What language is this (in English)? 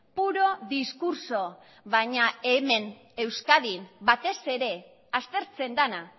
Basque